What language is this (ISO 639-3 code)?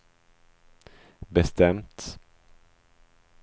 swe